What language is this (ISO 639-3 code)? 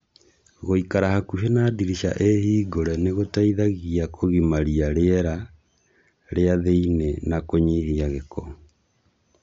kik